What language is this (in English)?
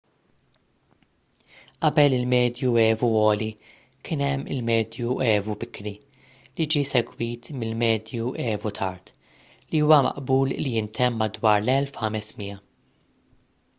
Maltese